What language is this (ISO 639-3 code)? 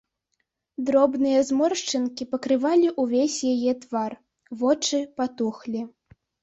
bel